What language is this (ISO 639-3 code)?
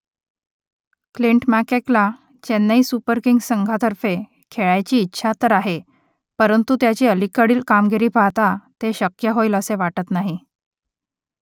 mar